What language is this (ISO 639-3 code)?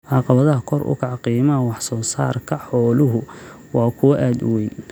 som